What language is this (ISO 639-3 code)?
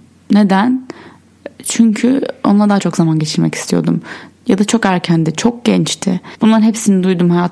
tur